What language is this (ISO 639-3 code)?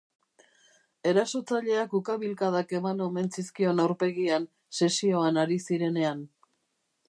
eus